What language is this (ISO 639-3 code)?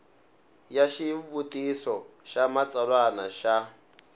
tso